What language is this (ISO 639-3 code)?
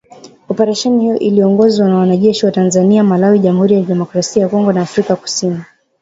swa